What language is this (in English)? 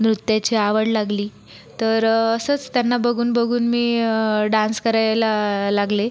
Marathi